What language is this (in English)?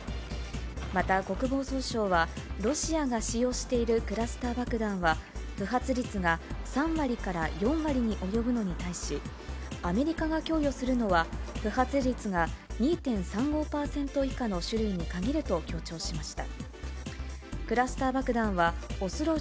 Japanese